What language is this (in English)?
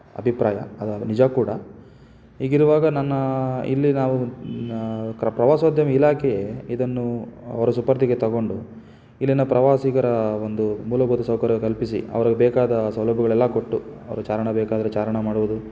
Kannada